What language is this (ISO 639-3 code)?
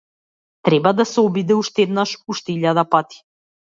mkd